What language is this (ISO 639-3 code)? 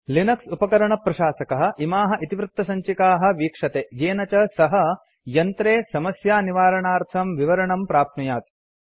san